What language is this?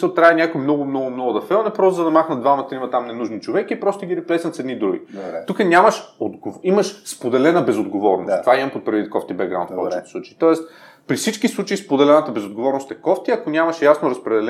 Bulgarian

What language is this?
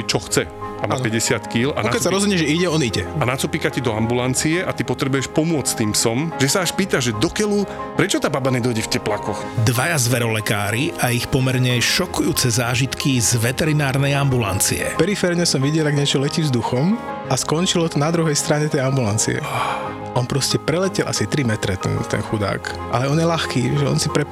Slovak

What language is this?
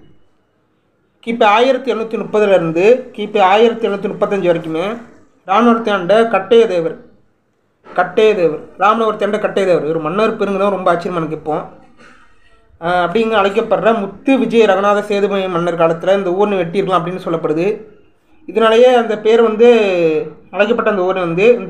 Arabic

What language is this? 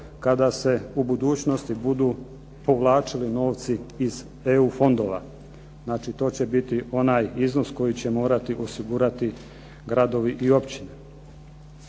Croatian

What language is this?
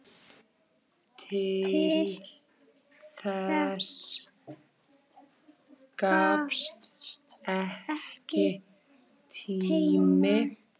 Icelandic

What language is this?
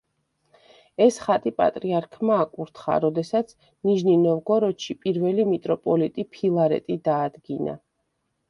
Georgian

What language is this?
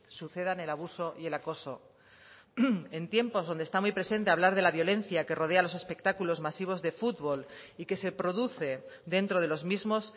Spanish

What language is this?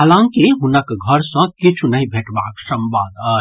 Maithili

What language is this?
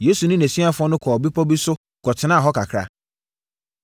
Akan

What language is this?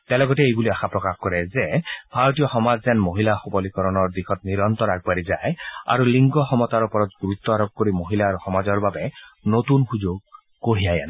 Assamese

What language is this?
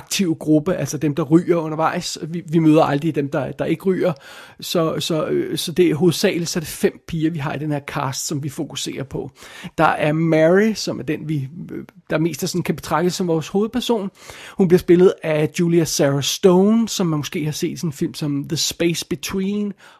Danish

